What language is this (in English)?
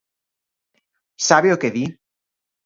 Galician